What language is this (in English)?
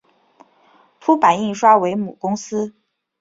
Chinese